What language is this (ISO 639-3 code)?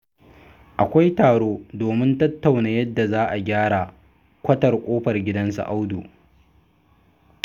hau